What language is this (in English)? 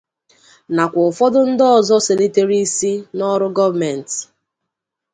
Igbo